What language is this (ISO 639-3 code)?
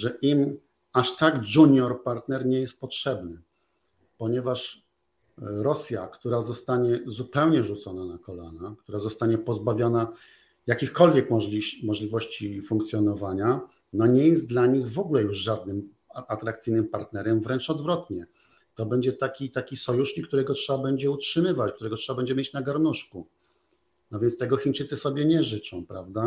pol